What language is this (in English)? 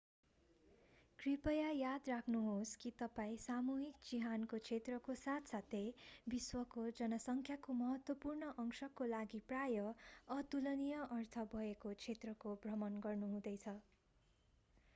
Nepali